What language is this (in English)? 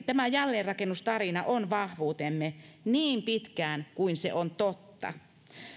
Finnish